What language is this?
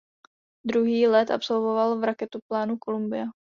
Czech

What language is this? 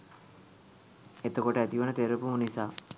Sinhala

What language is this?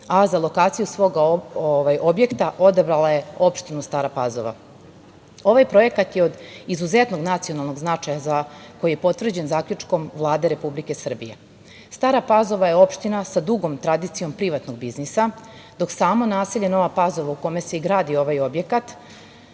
Serbian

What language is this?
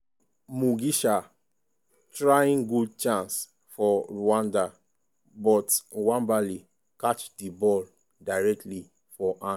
Nigerian Pidgin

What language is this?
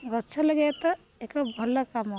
Odia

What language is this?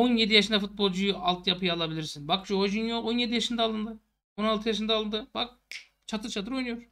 Turkish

